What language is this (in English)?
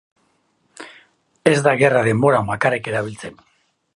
Basque